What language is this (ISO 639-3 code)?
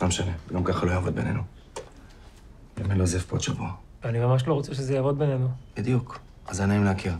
heb